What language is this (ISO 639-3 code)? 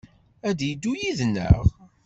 kab